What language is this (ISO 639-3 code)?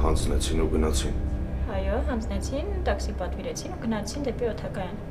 ron